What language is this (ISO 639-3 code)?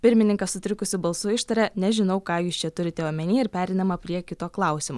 lit